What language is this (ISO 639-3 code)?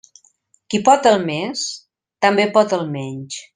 cat